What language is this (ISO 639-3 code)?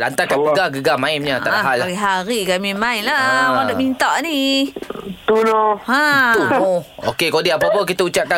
msa